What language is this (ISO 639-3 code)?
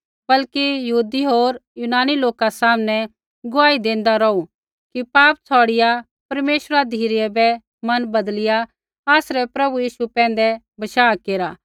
kfx